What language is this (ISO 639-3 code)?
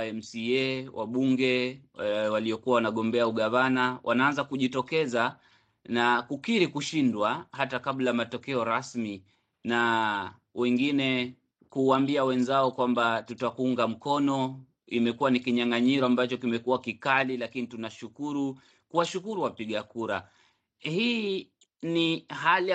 swa